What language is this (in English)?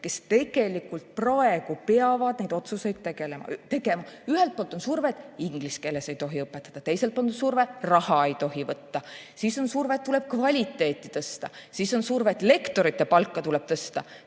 Estonian